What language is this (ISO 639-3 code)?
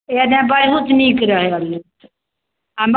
mai